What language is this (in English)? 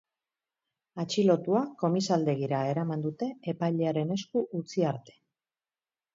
Basque